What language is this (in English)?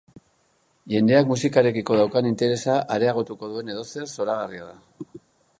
Basque